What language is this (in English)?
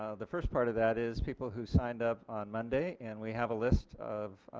English